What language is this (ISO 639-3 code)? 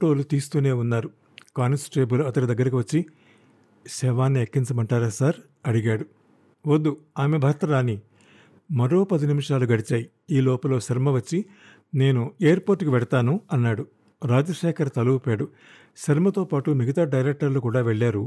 tel